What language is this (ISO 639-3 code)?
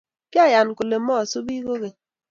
kln